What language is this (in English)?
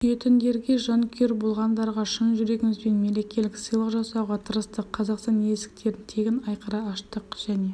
Kazakh